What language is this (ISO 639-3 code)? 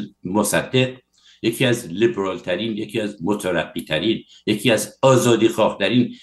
fas